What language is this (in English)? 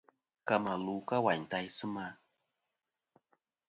Kom